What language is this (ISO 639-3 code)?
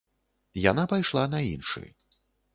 bel